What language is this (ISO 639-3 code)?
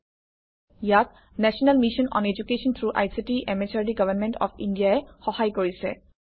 asm